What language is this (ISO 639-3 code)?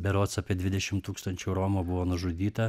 lit